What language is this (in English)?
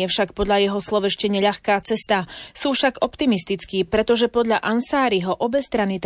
Slovak